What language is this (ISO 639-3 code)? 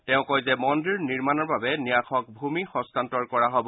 asm